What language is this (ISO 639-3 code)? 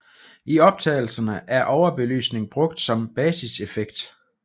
dan